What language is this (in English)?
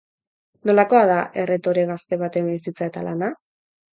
Basque